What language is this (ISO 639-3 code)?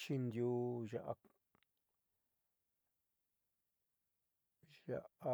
mxy